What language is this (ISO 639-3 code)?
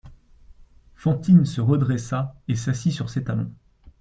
fra